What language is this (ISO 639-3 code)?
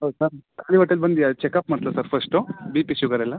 kan